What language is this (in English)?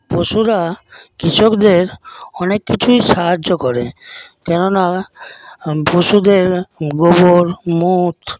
Bangla